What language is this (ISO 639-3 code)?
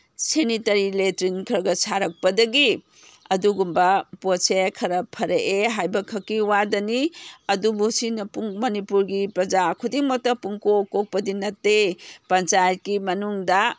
mni